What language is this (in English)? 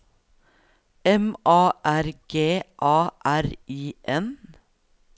Norwegian